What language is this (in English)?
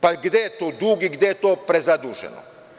Serbian